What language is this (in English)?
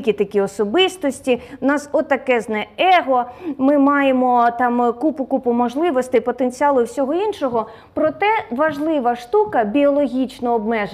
Ukrainian